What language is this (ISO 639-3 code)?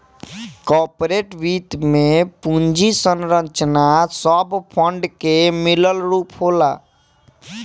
bho